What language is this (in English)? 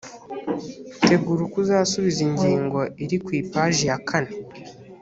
Kinyarwanda